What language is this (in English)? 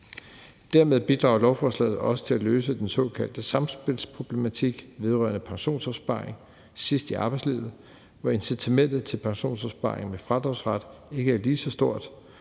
Danish